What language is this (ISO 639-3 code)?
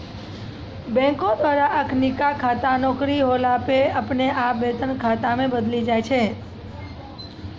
mai